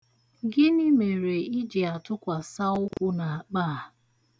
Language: Igbo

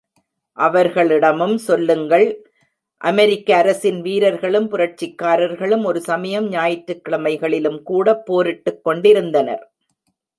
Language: Tamil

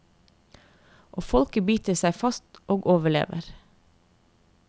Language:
Norwegian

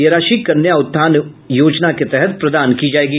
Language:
Hindi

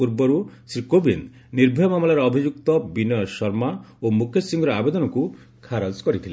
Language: Odia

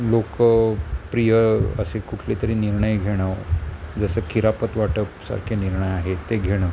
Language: Marathi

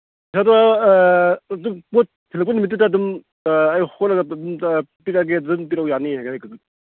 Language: Manipuri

